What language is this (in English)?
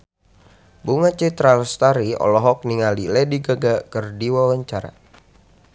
Sundanese